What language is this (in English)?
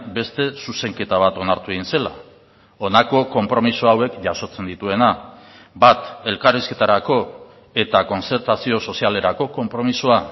Basque